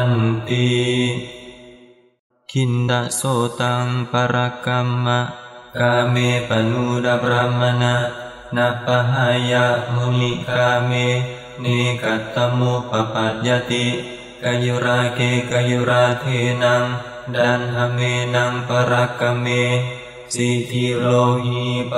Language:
Indonesian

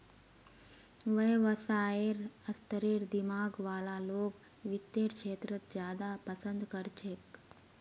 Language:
Magahi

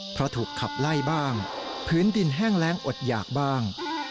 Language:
Thai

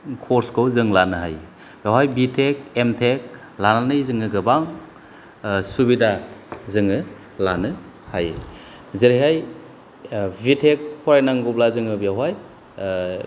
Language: Bodo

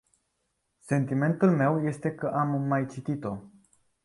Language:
Romanian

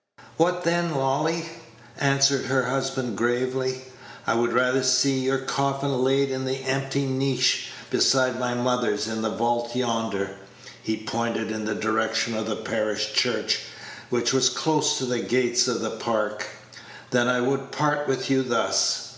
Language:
English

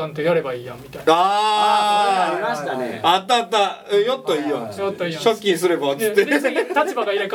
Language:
Japanese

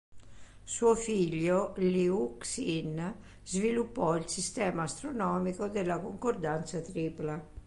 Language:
Italian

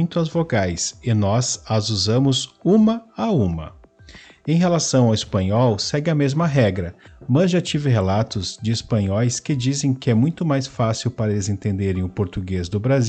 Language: Portuguese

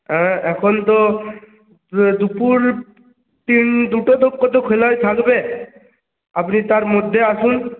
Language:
Bangla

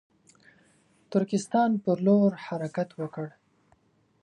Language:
Pashto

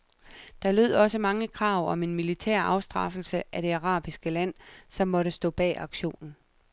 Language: Danish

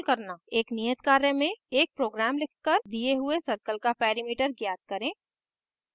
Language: Hindi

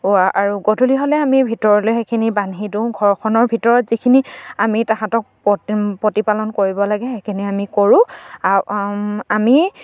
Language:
Assamese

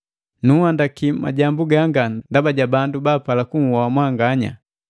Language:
Matengo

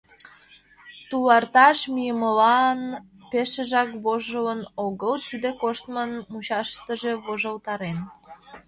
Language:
Mari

